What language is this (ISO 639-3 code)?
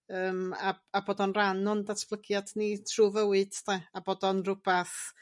cym